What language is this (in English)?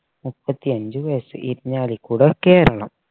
Malayalam